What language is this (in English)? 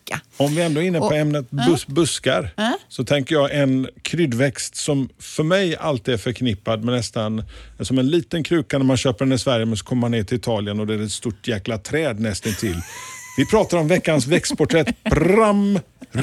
Swedish